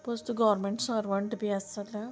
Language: Konkani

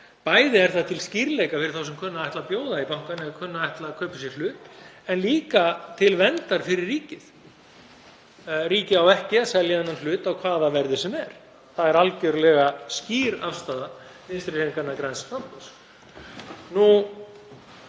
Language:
Icelandic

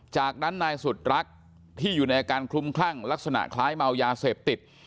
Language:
Thai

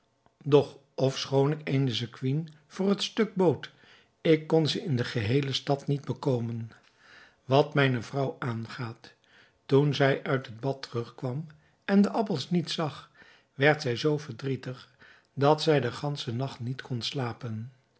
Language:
Dutch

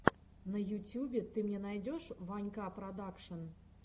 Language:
Russian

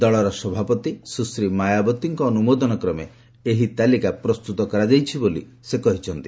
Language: Odia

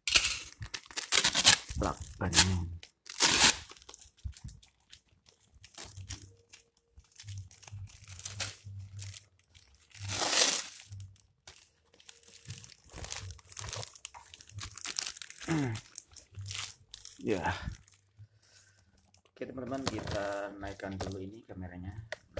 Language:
Indonesian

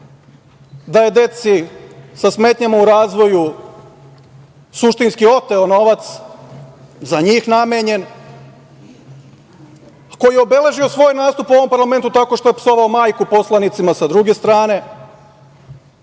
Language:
Serbian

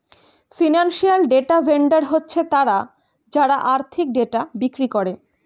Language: Bangla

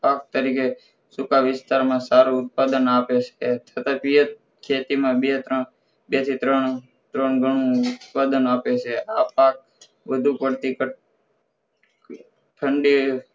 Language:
Gujarati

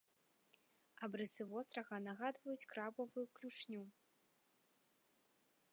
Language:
Belarusian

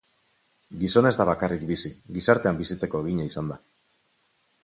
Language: Basque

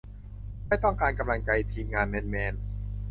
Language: Thai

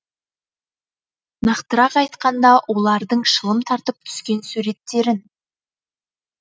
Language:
Kazakh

